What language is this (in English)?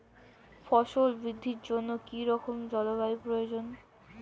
Bangla